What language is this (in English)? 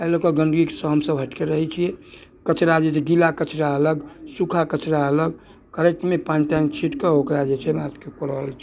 Maithili